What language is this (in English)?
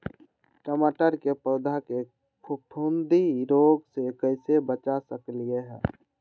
Magahi